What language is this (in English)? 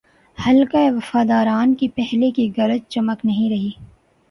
Urdu